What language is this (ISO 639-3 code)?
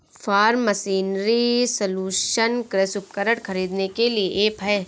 hin